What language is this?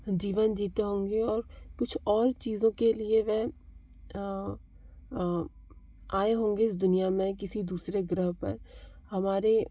Hindi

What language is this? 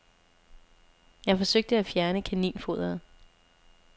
Danish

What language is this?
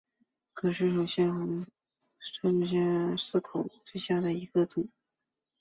Chinese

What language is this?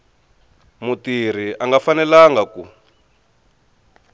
Tsonga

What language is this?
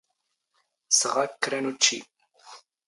Standard Moroccan Tamazight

